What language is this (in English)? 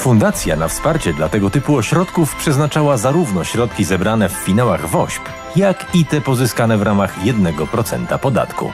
Polish